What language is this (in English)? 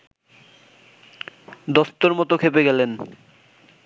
Bangla